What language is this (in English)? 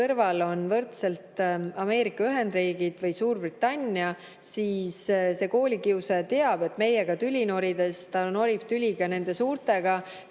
Estonian